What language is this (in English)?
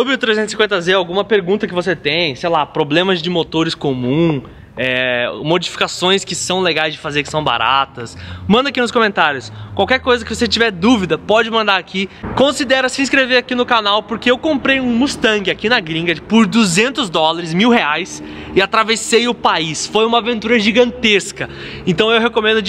Portuguese